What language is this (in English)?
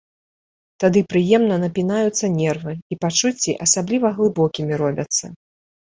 Belarusian